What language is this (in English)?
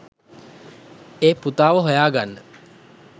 Sinhala